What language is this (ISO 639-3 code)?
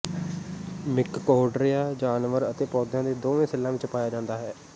pan